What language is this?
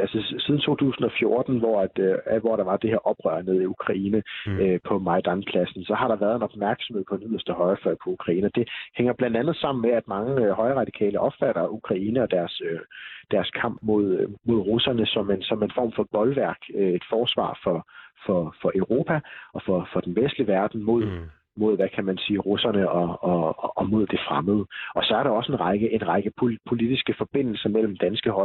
Danish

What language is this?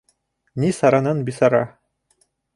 Bashkir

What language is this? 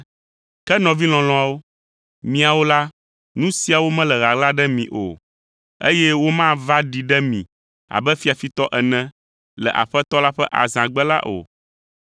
Ewe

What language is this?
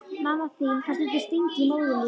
Icelandic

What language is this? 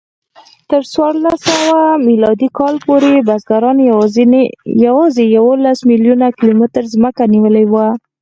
Pashto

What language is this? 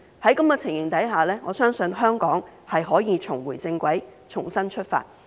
Cantonese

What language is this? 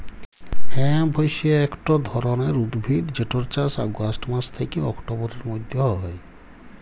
Bangla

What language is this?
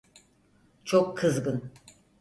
Turkish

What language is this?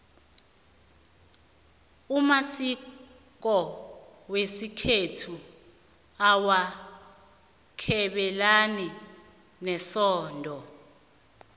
South Ndebele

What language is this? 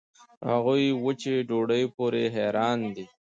Pashto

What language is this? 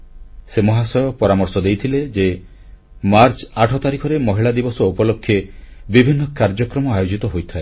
Odia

